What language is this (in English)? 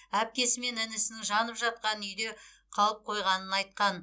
Kazakh